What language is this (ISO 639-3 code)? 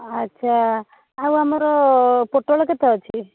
ori